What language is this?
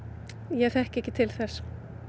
Icelandic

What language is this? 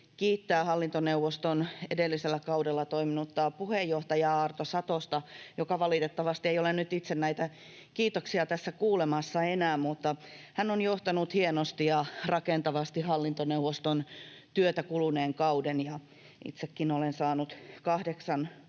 Finnish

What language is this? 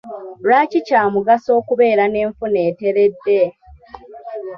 Ganda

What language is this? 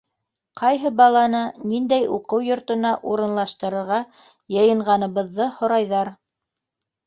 Bashkir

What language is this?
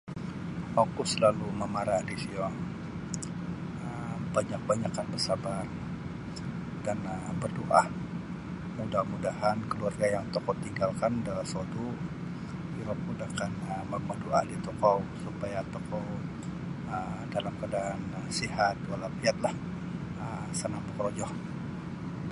Sabah Bisaya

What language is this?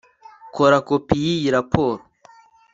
Kinyarwanda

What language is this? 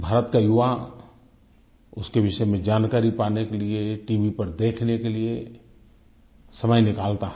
Hindi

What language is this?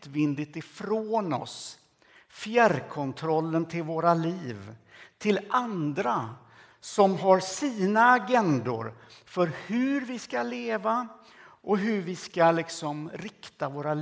Swedish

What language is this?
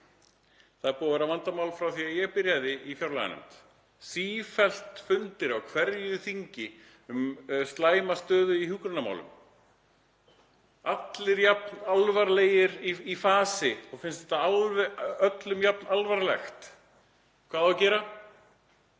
Icelandic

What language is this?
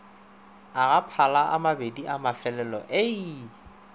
Northern Sotho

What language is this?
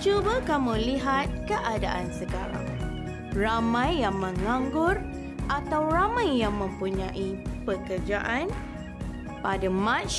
Malay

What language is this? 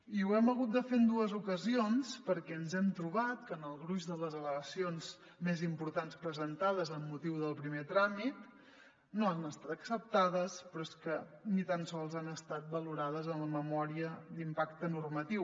Catalan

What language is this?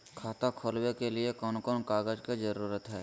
Magahi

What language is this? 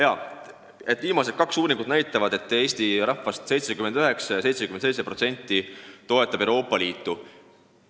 Estonian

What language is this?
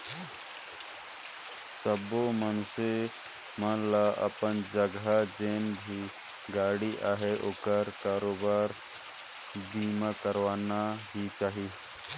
Chhattisgarhi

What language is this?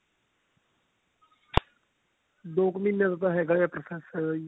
Punjabi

